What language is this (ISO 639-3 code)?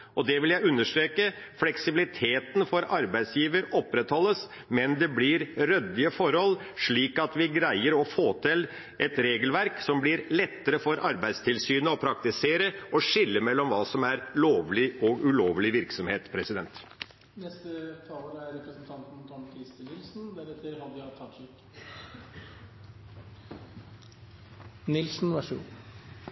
nob